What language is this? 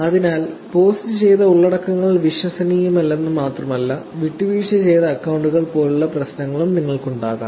Malayalam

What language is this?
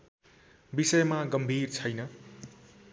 Nepali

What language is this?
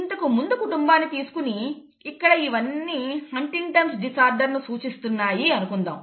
Telugu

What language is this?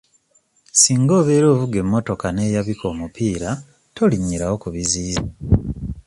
Ganda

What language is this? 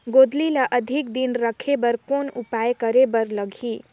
Chhattisgarhi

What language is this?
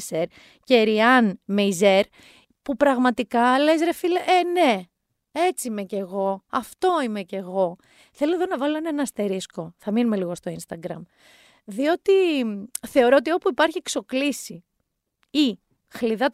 Greek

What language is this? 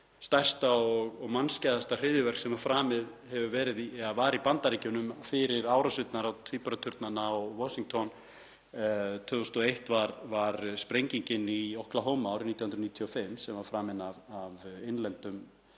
Icelandic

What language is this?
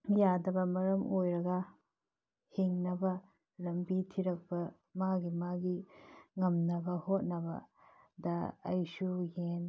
Manipuri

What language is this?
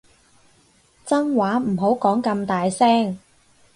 Cantonese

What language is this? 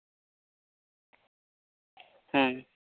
Santali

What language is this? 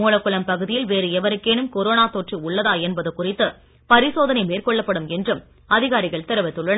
Tamil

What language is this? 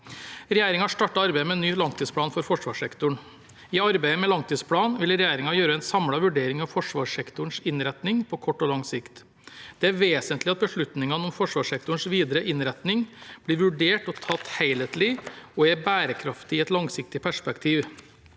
Norwegian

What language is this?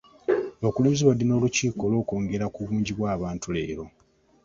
Ganda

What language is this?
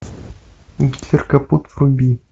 Russian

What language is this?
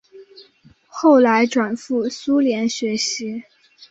Chinese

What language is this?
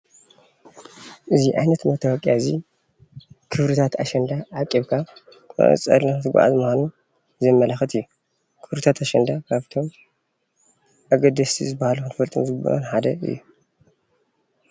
Tigrinya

